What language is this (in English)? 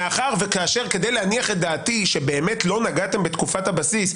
Hebrew